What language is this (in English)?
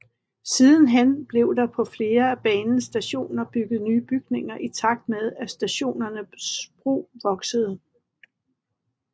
Danish